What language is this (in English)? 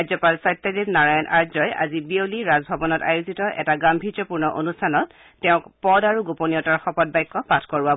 Assamese